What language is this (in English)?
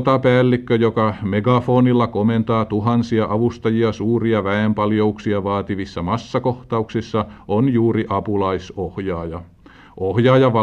Finnish